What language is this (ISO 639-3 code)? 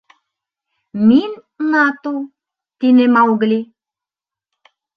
bak